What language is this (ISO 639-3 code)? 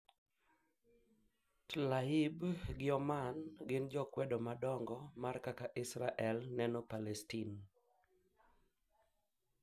luo